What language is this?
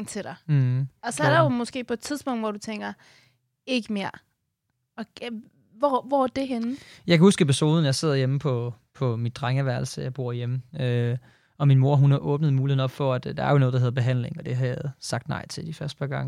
Danish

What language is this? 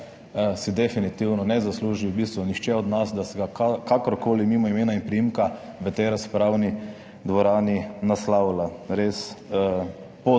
Slovenian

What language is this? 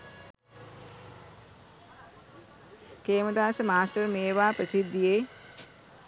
Sinhala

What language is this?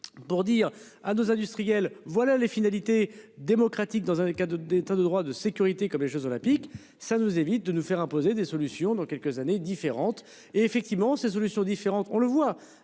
French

